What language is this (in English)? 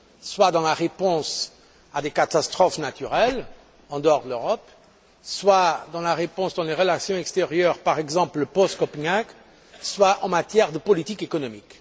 French